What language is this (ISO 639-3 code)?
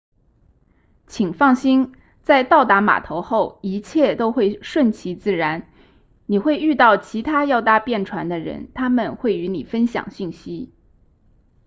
zho